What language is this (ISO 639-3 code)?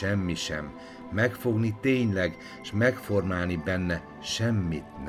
hun